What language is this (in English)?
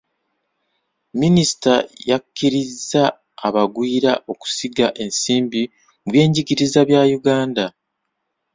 Ganda